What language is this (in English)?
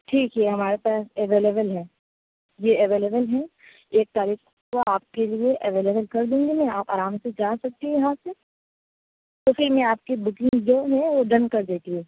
Urdu